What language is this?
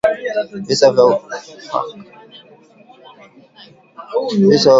Swahili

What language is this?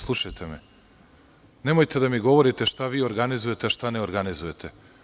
Serbian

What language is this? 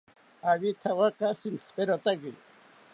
South Ucayali Ashéninka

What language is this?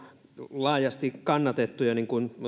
Finnish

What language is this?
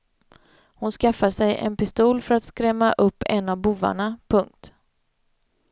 Swedish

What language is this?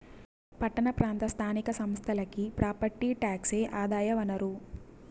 Telugu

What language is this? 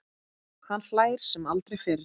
Icelandic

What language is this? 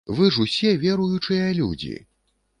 Belarusian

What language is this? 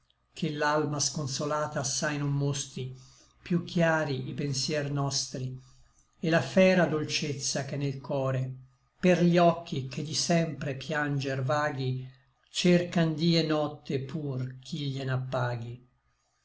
Italian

